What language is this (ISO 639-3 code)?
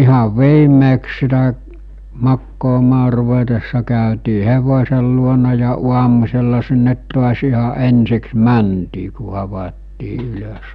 fin